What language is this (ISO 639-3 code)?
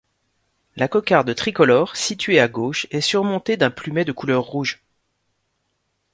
fra